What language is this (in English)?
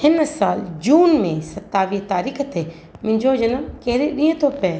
Sindhi